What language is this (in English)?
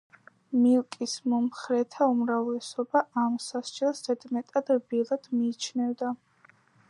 Georgian